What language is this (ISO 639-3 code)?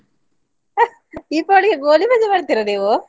kan